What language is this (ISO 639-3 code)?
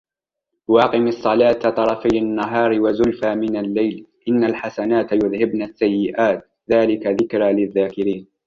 ara